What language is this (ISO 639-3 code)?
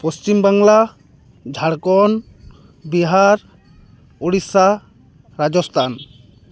sat